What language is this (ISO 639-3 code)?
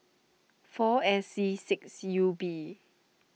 eng